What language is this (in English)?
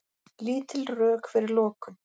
Icelandic